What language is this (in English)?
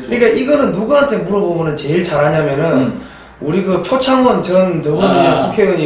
Korean